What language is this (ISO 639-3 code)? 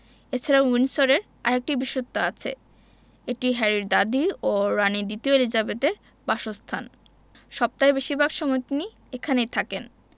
ben